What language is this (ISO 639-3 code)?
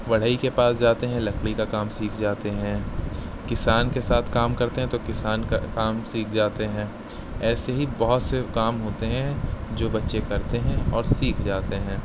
urd